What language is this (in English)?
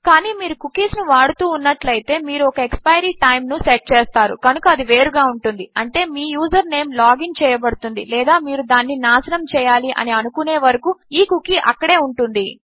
Telugu